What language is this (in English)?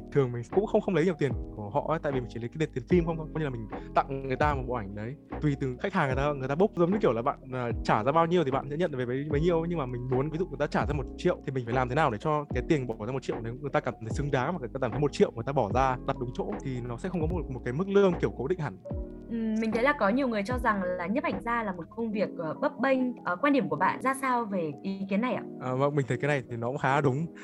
Vietnamese